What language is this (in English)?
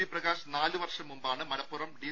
Malayalam